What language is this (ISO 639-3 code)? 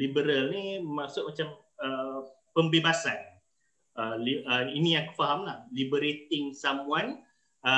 msa